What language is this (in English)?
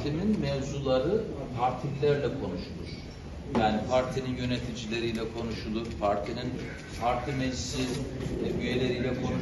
Turkish